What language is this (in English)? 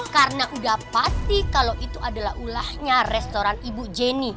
Indonesian